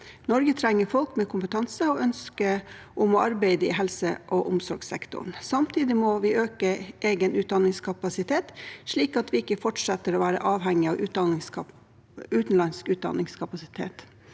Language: Norwegian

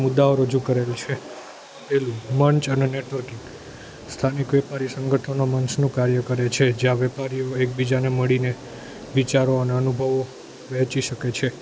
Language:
Gujarati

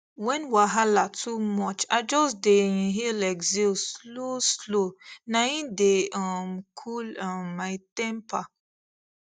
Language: Nigerian Pidgin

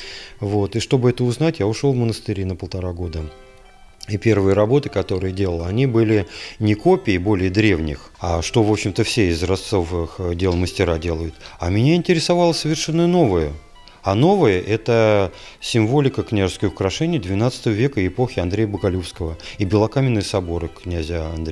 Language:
Russian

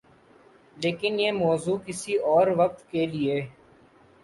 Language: Urdu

